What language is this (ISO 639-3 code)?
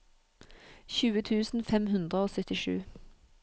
nor